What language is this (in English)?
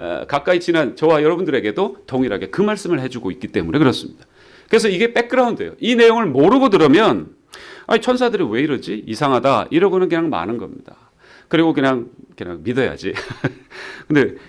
Korean